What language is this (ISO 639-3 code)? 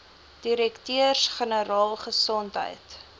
afr